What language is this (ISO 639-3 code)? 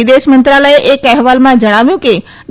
guj